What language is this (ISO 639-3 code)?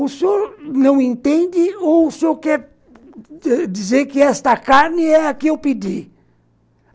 por